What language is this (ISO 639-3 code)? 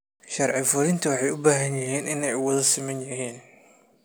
som